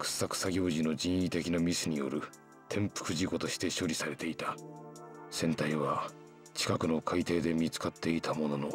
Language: Japanese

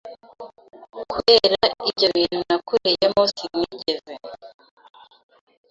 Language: Kinyarwanda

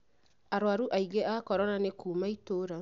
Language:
Kikuyu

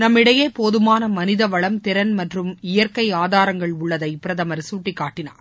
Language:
Tamil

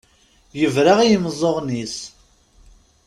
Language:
Kabyle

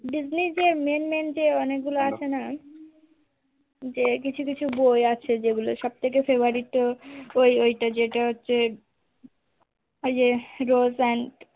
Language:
Bangla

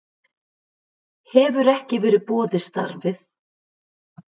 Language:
Icelandic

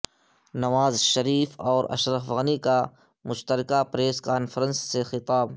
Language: Urdu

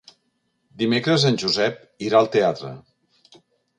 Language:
Catalan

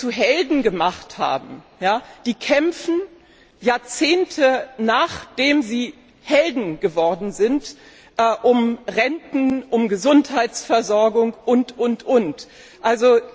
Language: German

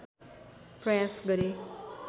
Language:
Nepali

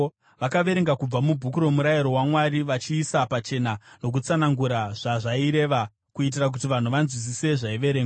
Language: Shona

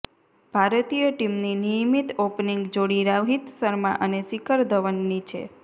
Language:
Gujarati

